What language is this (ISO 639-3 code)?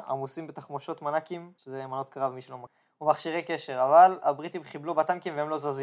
heb